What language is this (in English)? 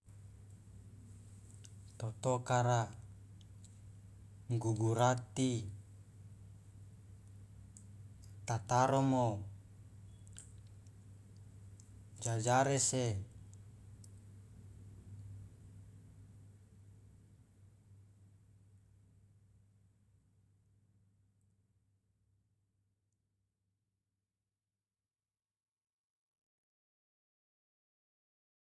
Loloda